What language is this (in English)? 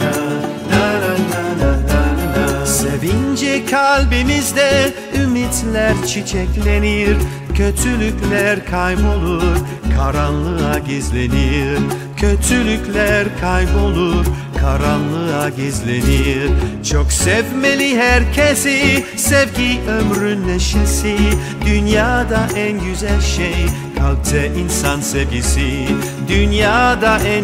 Turkish